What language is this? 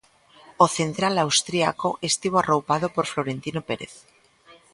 Galician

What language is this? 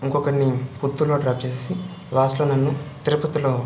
Telugu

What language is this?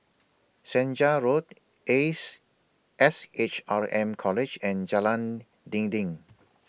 English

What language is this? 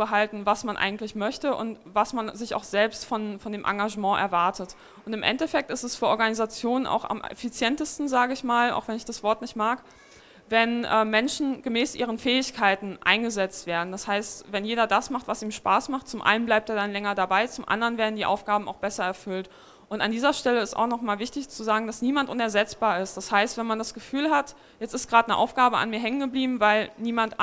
German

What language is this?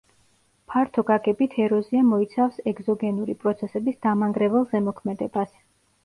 Georgian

